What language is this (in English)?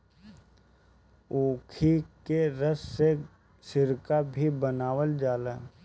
Bhojpuri